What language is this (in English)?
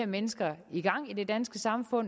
Danish